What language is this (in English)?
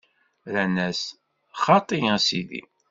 Kabyle